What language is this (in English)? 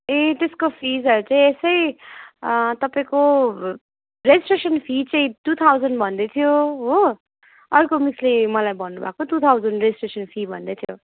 Nepali